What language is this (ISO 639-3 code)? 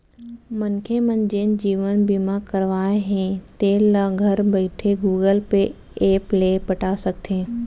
hne